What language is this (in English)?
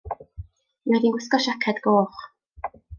Welsh